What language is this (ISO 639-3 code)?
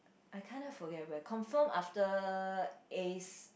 eng